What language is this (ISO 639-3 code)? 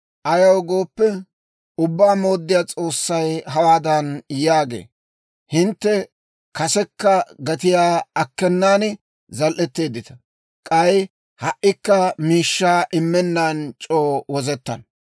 dwr